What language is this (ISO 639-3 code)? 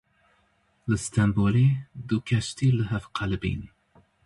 kur